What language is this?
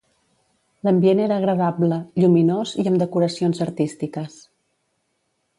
Catalan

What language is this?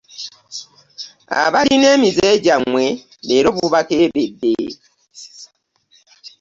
Ganda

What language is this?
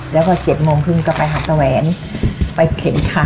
Thai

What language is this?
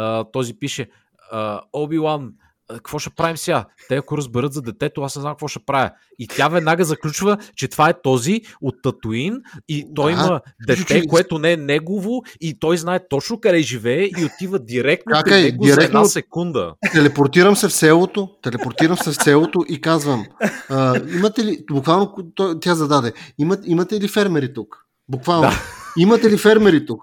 Bulgarian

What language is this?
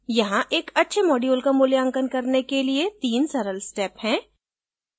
Hindi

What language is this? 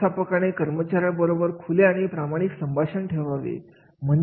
Marathi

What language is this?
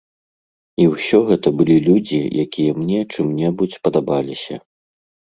Belarusian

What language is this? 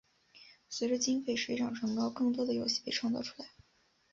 Chinese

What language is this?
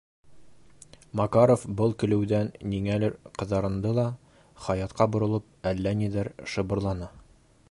Bashkir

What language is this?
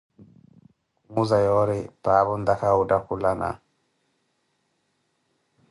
Koti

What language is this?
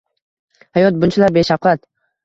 Uzbek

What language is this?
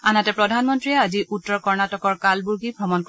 Assamese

